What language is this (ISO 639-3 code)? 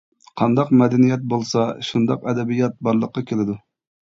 uig